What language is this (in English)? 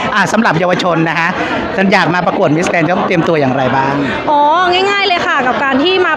Thai